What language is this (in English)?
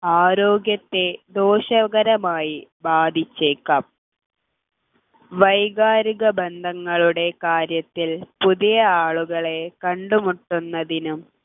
Malayalam